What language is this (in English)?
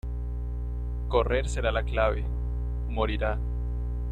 Spanish